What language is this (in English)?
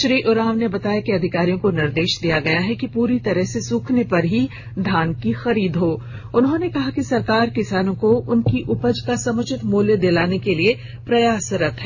Hindi